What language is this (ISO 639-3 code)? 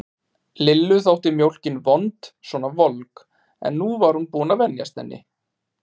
isl